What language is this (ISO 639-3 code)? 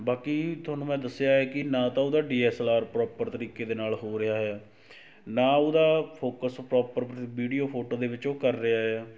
pan